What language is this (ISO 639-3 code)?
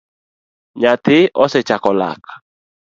luo